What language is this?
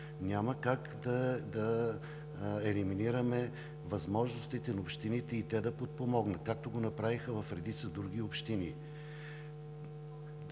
Bulgarian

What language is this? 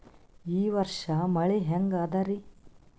Kannada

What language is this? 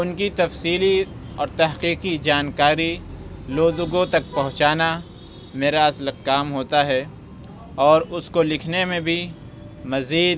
Urdu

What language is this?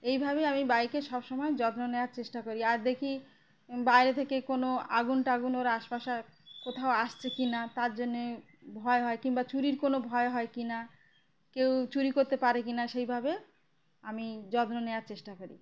Bangla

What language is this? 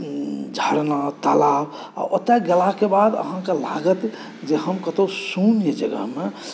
Maithili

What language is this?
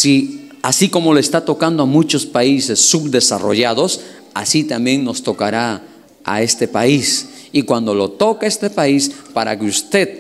Spanish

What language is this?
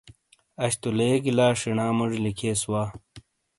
Shina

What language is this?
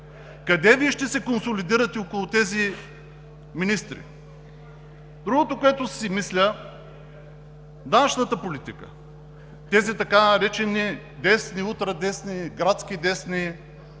Bulgarian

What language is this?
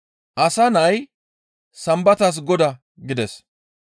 Gamo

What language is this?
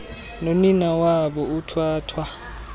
Xhosa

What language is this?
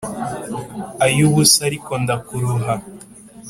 Kinyarwanda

